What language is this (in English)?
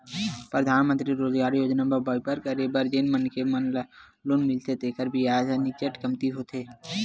Chhattisgarhi